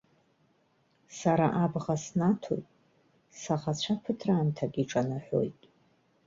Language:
Abkhazian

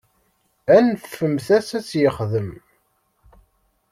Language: Kabyle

